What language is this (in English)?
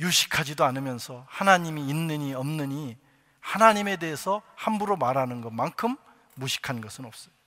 Korean